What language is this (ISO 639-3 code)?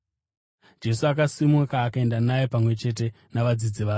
sna